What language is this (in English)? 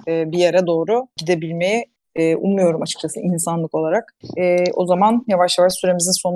Turkish